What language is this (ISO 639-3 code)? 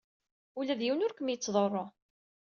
kab